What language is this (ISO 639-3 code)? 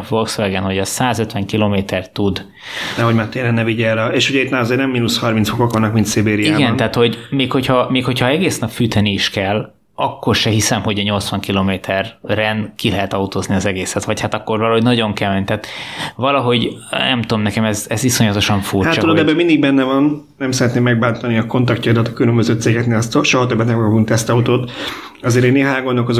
hun